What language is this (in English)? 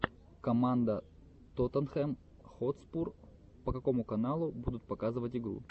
Russian